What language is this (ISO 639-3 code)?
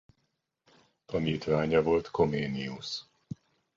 hun